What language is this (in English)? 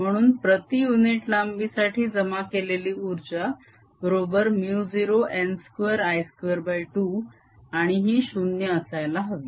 Marathi